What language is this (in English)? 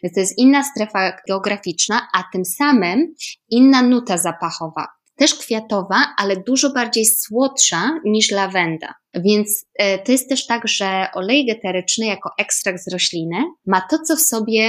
Polish